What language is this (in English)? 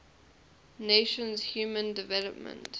English